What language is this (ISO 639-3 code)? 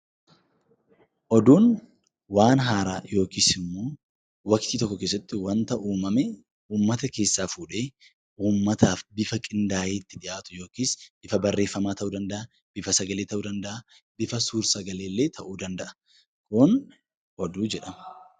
orm